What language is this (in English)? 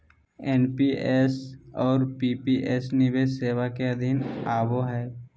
Magahi